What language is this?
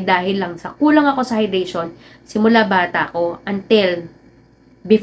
Filipino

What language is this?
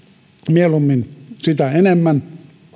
Finnish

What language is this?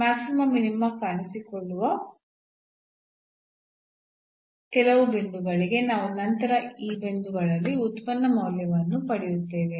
Kannada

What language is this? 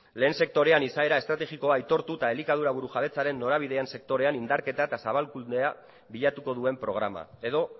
Basque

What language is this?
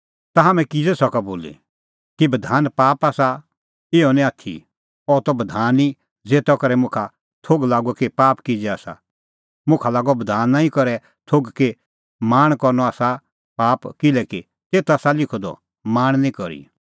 Kullu Pahari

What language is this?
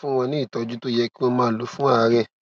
Yoruba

